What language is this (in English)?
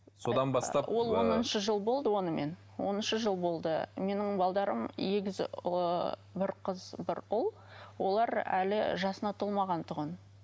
Kazakh